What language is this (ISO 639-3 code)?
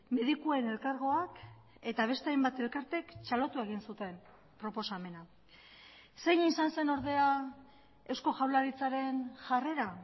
eus